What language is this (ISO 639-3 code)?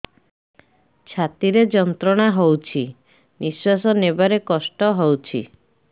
ori